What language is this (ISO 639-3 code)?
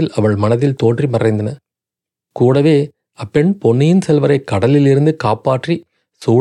tam